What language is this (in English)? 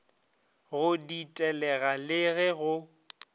Northern Sotho